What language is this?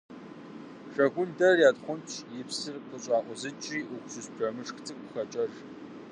Kabardian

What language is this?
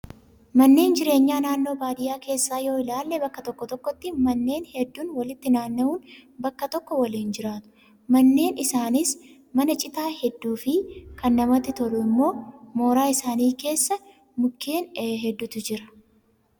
Oromo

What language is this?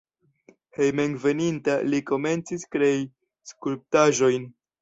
Esperanto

